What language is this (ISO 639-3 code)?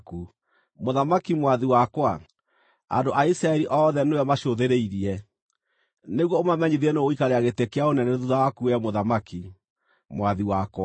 kik